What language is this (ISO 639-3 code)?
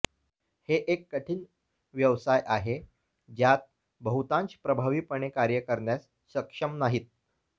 mar